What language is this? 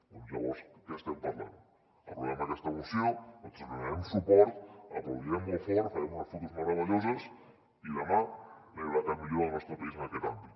Catalan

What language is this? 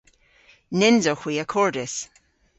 Cornish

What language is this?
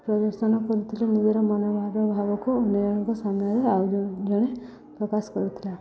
Odia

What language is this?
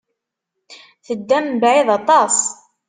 Kabyle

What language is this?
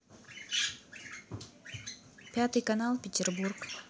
Russian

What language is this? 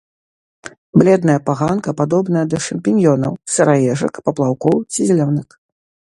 Belarusian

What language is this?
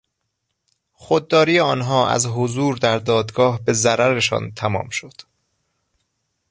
Persian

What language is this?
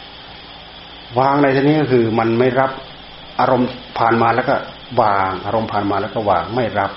Thai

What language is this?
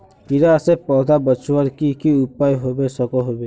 Magahi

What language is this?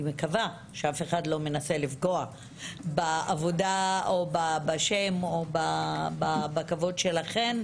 Hebrew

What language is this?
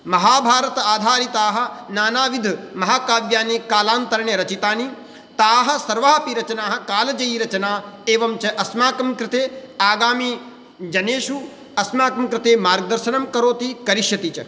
Sanskrit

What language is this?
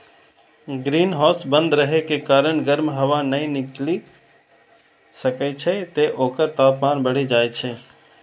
Maithili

